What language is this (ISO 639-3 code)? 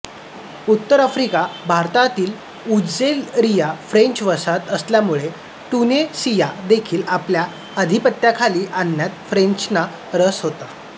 mar